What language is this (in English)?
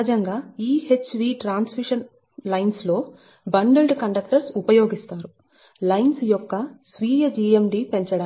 Telugu